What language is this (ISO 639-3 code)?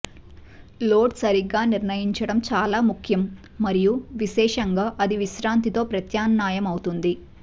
tel